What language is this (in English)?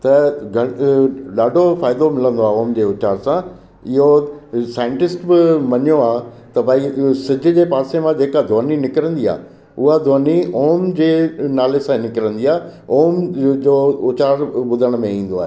Sindhi